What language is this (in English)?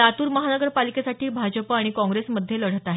Marathi